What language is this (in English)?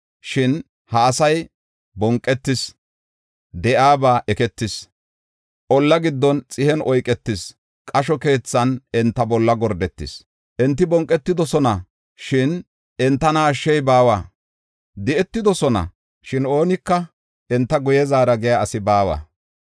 Gofa